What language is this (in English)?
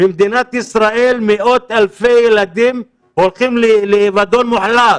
Hebrew